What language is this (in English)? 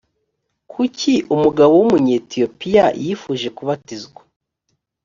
Kinyarwanda